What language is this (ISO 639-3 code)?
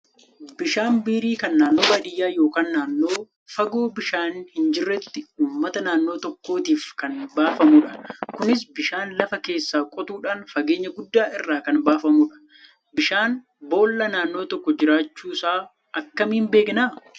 orm